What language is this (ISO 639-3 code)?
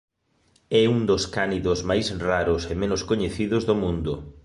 glg